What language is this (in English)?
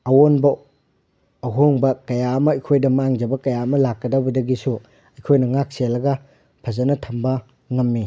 Manipuri